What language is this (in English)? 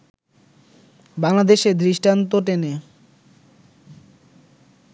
Bangla